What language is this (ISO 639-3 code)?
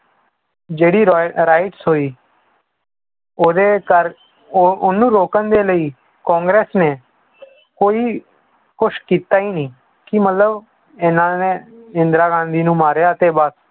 pan